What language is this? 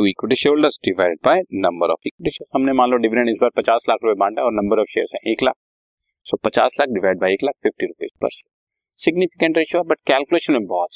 Hindi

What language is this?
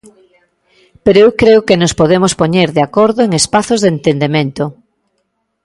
Galician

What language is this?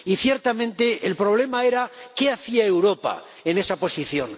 Spanish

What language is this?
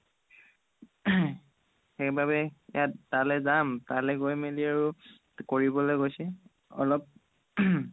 Assamese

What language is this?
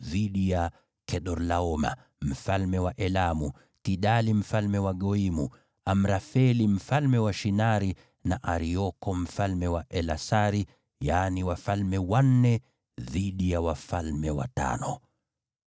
Swahili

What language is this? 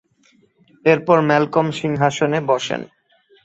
Bangla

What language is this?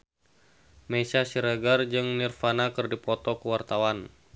Sundanese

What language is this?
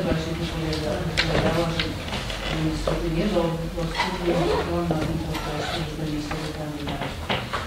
Polish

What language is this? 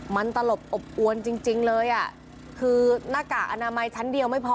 Thai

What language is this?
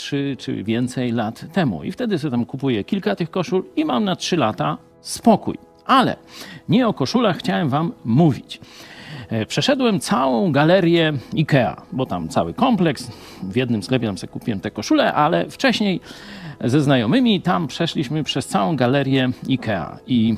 Polish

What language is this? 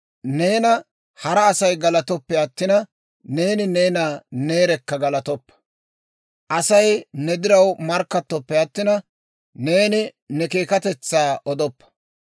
Dawro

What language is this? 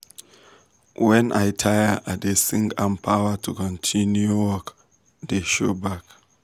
Nigerian Pidgin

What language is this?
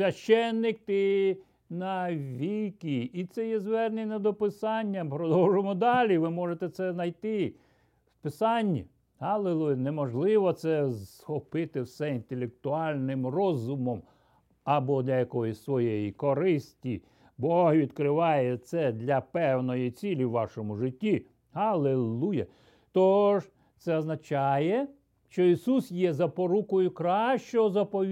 Ukrainian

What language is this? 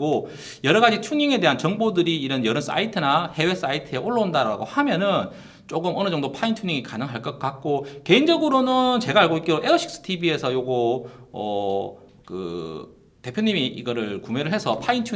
Korean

